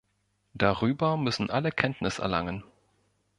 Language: German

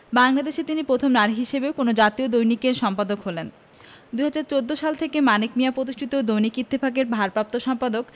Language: Bangla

